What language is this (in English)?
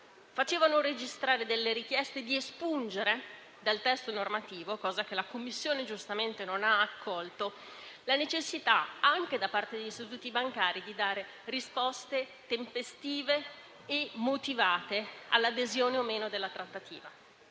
Italian